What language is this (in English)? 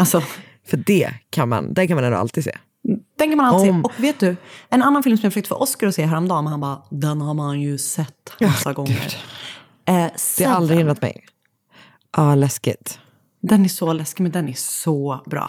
Swedish